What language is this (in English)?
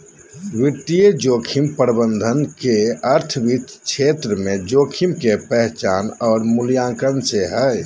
Magahi